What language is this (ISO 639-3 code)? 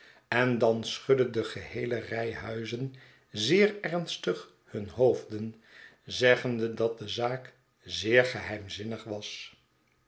nld